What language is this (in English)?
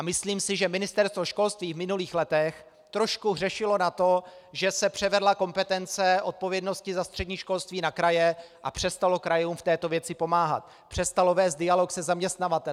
Czech